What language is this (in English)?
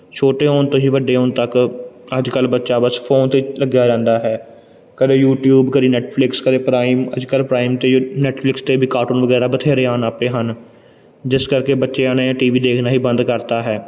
Punjabi